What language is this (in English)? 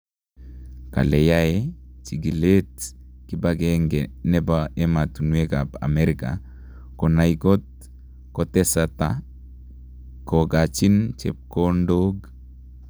Kalenjin